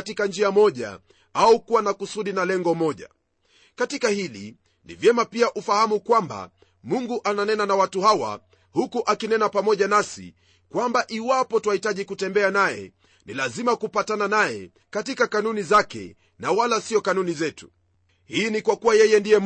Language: Swahili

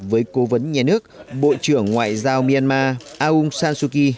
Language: Vietnamese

